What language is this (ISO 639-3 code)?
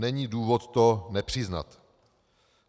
ces